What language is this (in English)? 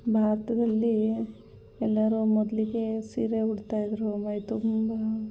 Kannada